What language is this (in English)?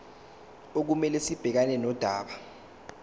Zulu